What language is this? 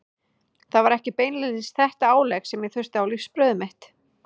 Icelandic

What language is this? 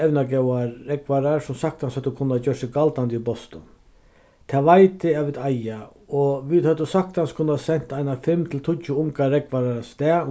Faroese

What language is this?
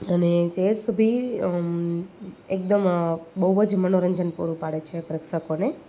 Gujarati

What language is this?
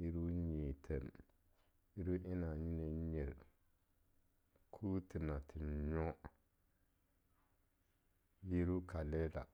Longuda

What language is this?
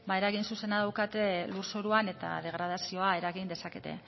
Basque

